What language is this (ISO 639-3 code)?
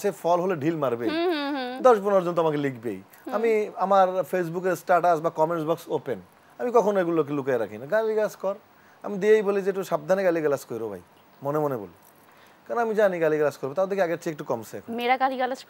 ben